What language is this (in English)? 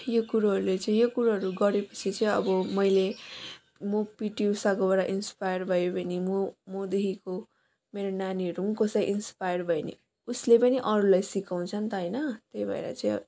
Nepali